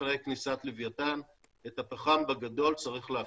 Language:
Hebrew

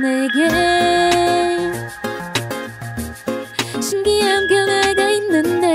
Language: Korean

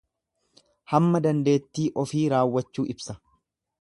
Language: Oromo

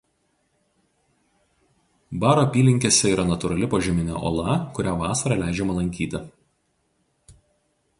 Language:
Lithuanian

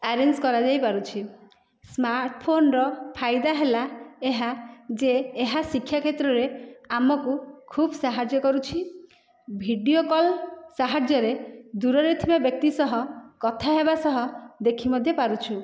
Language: Odia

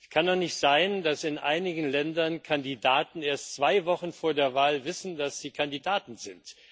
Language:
German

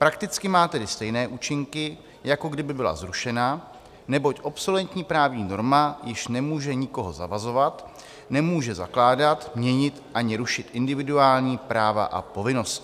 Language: Czech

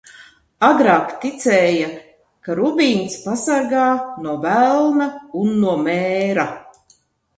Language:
Latvian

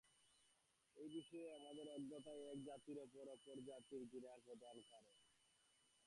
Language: Bangla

